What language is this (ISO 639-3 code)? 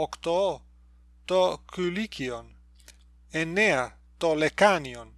ell